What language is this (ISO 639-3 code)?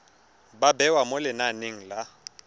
tsn